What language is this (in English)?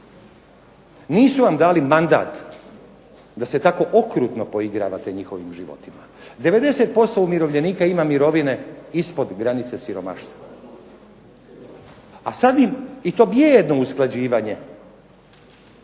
Croatian